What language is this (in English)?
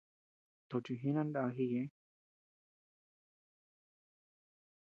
Tepeuxila Cuicatec